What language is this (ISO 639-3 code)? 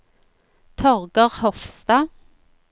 nor